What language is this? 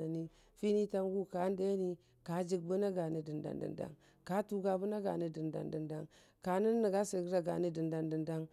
Dijim-Bwilim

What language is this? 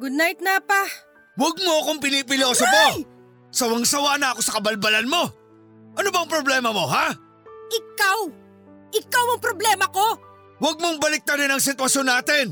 Filipino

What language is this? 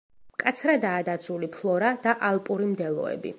Georgian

